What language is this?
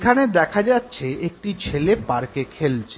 Bangla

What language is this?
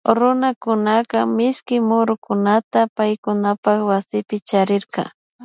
Imbabura Highland Quichua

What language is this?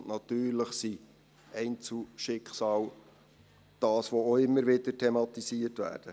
Swiss German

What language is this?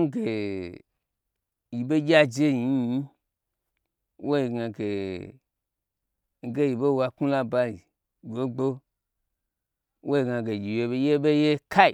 Gbagyi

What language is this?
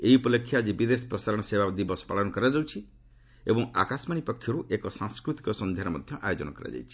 Odia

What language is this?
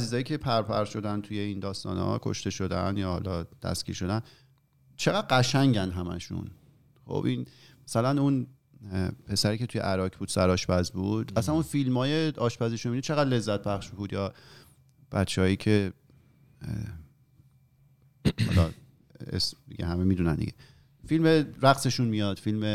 Persian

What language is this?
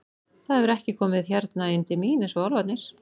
Icelandic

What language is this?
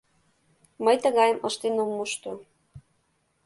Mari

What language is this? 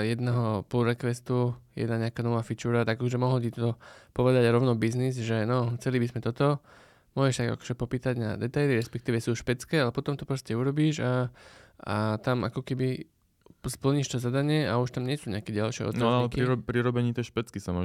Slovak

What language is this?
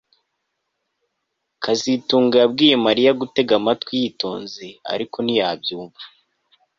Kinyarwanda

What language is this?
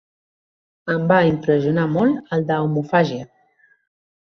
Catalan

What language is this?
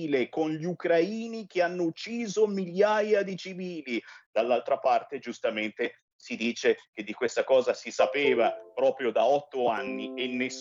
Italian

